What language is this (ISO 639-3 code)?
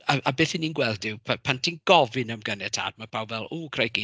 cym